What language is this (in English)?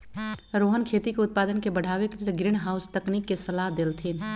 Magahi